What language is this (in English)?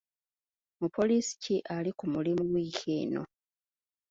Ganda